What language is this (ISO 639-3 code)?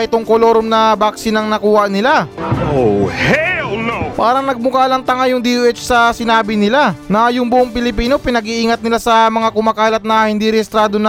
fil